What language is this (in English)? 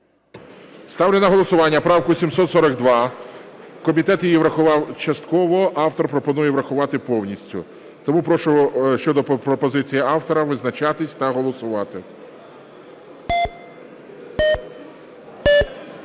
Ukrainian